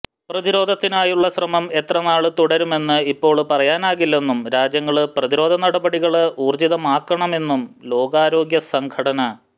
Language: Malayalam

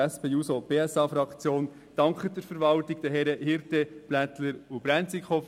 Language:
Swiss German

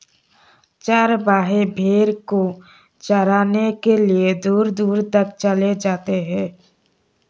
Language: Hindi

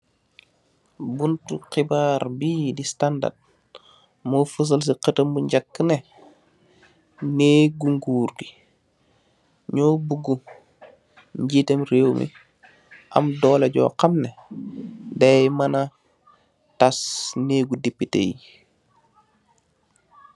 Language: Wolof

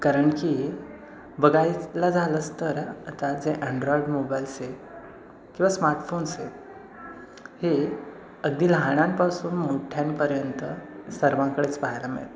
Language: Marathi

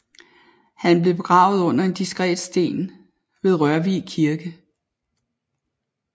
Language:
Danish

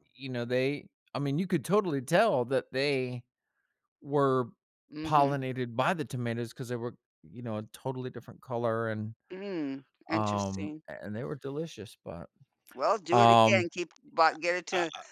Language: English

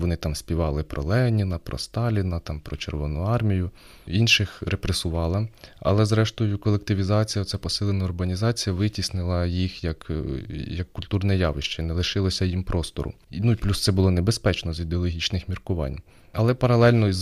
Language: Ukrainian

